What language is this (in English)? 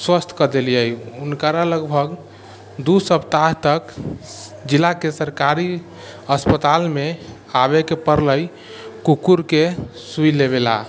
Maithili